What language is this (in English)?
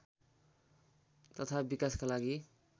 Nepali